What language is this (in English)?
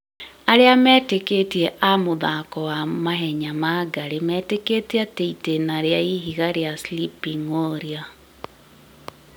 Kikuyu